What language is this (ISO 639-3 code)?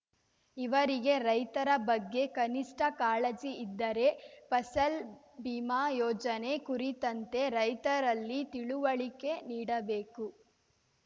kan